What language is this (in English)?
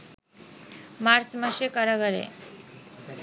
Bangla